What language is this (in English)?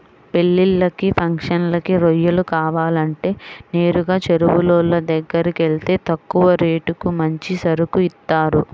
Telugu